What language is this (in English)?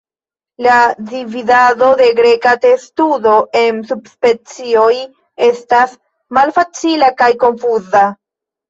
Esperanto